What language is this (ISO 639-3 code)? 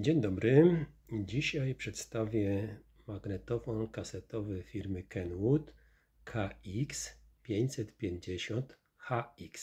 pol